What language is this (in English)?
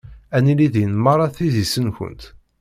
Kabyle